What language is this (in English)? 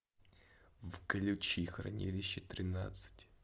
Russian